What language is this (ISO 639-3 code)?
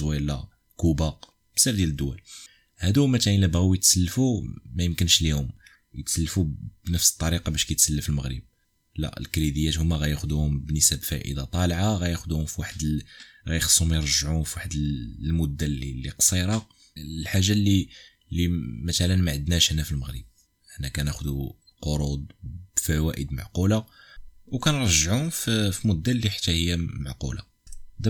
ara